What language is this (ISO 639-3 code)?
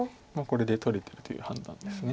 jpn